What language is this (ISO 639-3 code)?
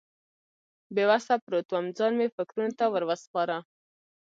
pus